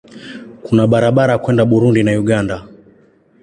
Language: Swahili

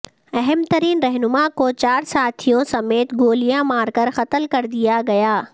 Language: Urdu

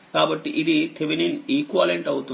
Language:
Telugu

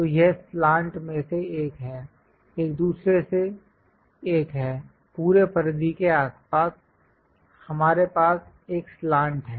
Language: Hindi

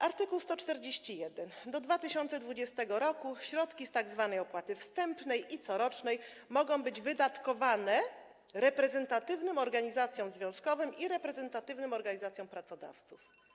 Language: Polish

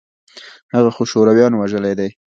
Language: Pashto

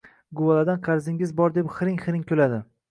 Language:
Uzbek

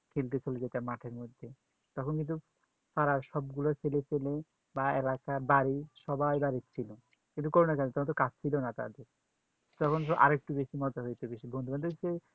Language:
Bangla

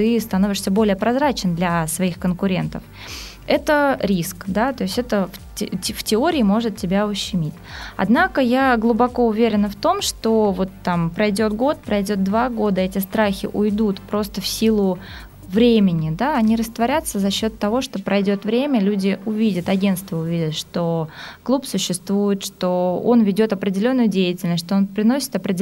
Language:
Russian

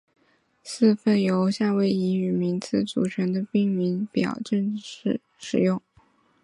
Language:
Chinese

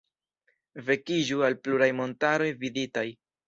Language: Esperanto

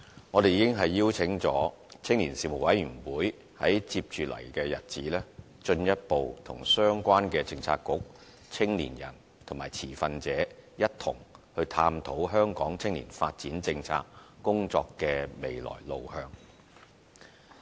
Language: Cantonese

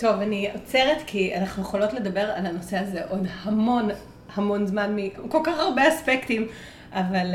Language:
Hebrew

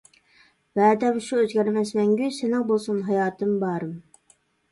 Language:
Uyghur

